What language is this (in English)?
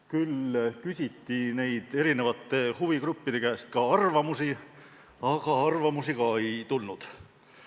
Estonian